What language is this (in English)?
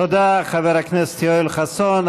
Hebrew